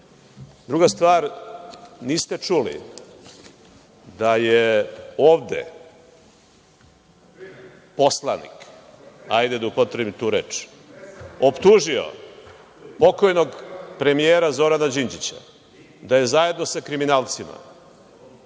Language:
Serbian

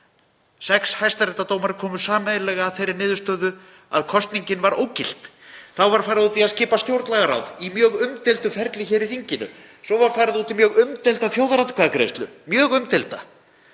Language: Icelandic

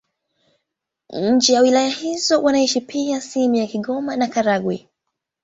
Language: Swahili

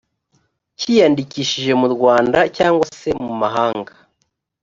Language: Kinyarwanda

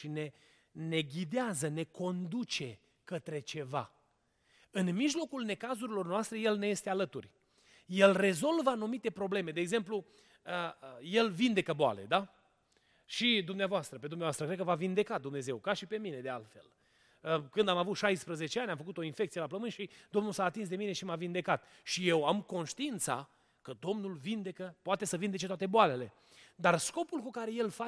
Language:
Romanian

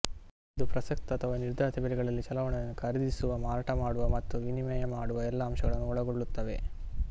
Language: Kannada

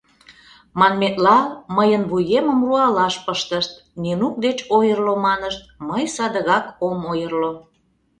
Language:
Mari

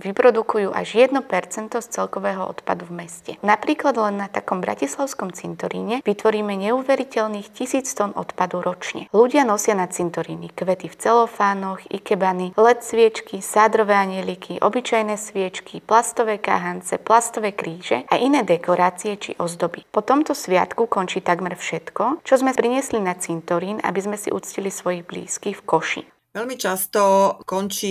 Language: Slovak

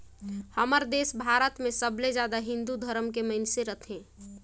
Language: Chhattisgarhi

